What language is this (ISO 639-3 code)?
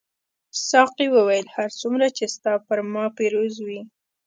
pus